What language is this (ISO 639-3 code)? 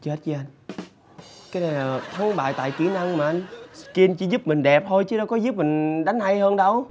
vie